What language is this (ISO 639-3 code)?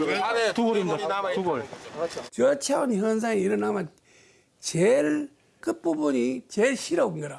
kor